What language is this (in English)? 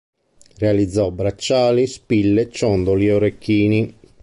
Italian